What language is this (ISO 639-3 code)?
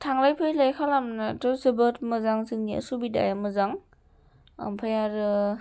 brx